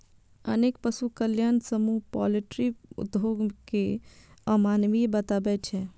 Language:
Maithili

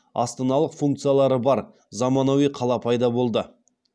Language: Kazakh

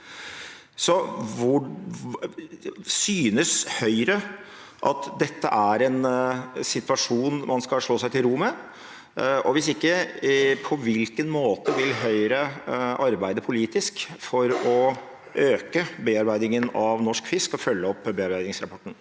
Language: Norwegian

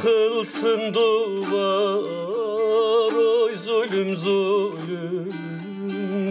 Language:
Turkish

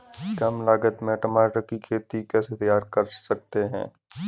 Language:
Hindi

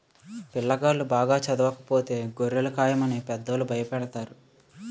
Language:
Telugu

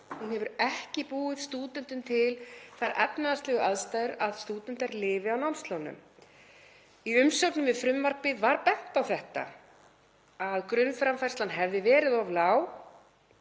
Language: Icelandic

